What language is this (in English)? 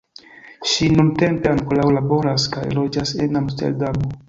Esperanto